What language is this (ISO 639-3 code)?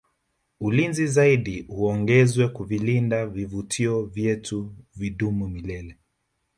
swa